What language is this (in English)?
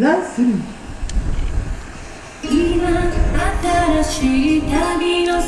Japanese